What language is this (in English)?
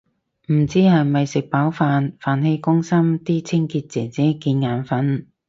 Cantonese